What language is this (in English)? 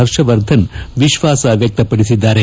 Kannada